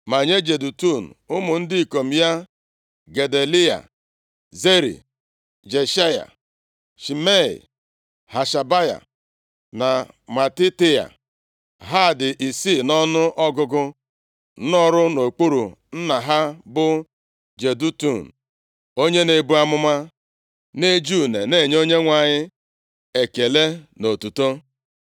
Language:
Igbo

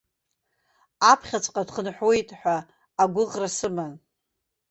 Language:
Abkhazian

